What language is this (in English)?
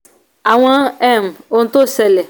Yoruba